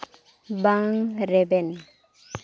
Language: Santali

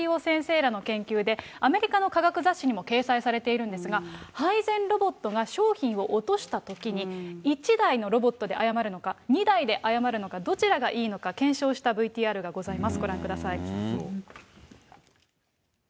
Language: Japanese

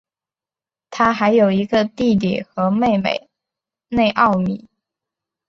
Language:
Chinese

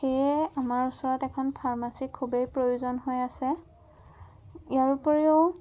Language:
Assamese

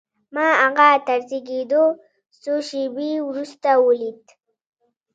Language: Pashto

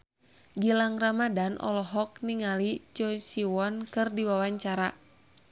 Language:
Sundanese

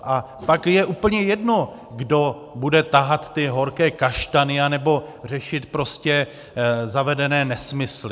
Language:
Czech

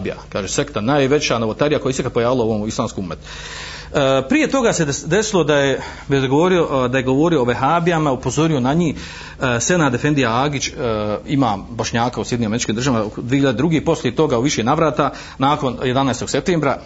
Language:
Croatian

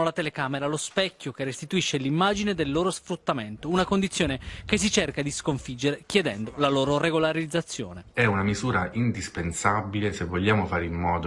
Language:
Italian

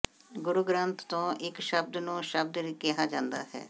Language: Punjabi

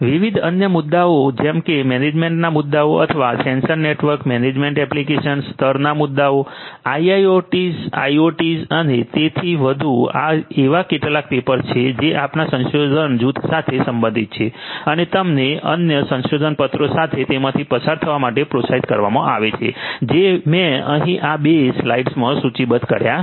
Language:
Gujarati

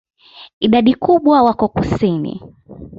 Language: Swahili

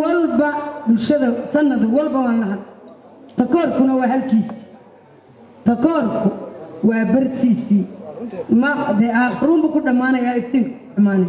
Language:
Arabic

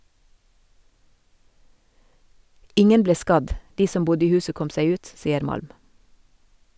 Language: Norwegian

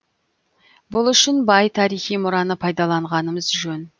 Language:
Kazakh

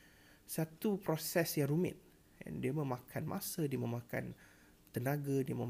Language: Malay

